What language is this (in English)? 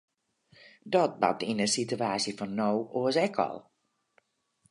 Western Frisian